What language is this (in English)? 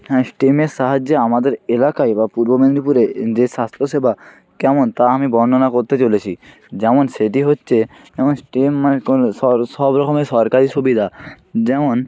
Bangla